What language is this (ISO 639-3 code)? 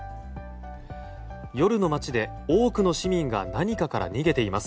jpn